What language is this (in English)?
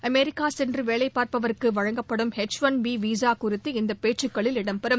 Tamil